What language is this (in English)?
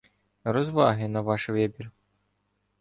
Ukrainian